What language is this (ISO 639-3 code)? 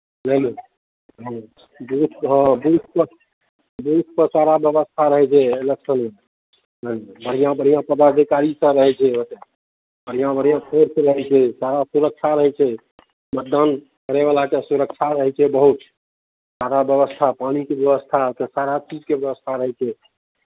mai